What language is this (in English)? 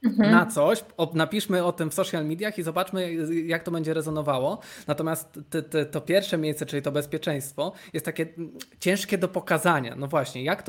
Polish